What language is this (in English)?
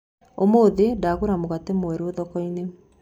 Kikuyu